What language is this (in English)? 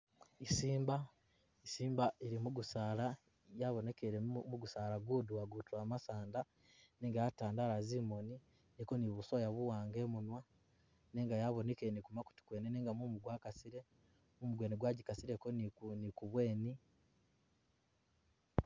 Masaaba